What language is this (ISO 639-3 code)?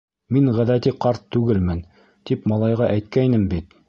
bak